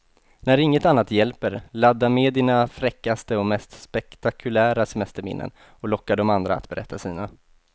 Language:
Swedish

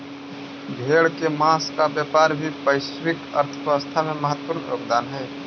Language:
Magahi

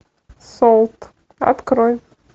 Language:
Russian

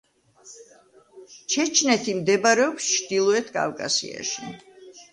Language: Georgian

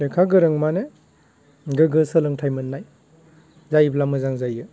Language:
Bodo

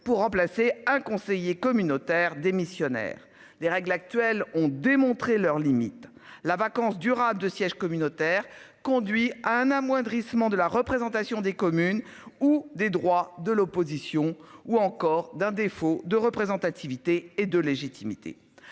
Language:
French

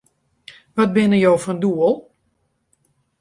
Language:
Western Frisian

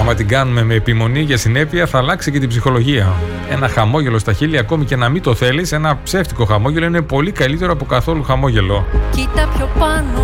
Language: Greek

